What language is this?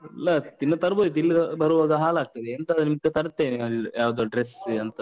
Kannada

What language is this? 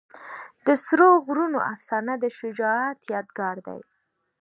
Pashto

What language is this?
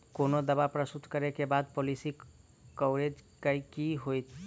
Maithili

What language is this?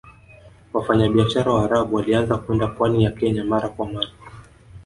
Swahili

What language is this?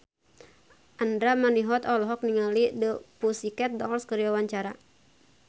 Sundanese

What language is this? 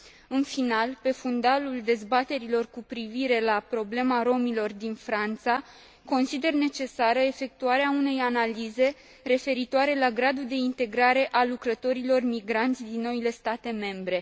Romanian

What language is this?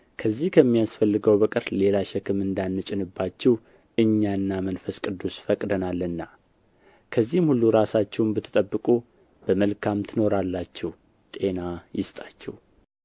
Amharic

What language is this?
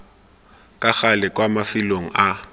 Tswana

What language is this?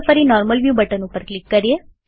Gujarati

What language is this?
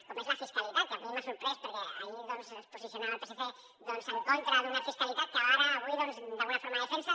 Catalan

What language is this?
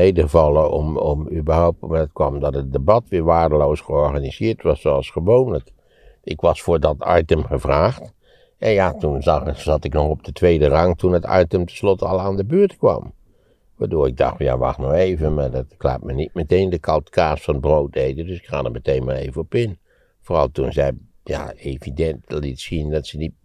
Dutch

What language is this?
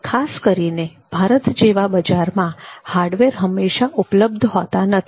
Gujarati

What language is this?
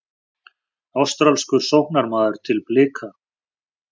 Icelandic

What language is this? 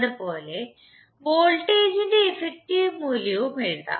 Malayalam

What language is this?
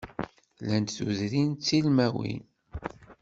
Kabyle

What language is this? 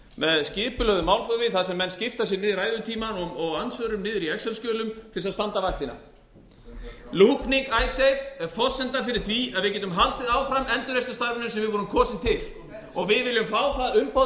Icelandic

